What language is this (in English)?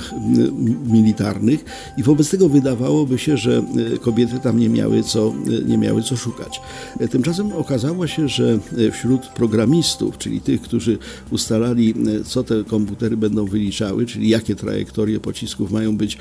Polish